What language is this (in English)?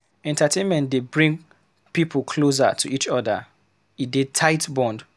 Nigerian Pidgin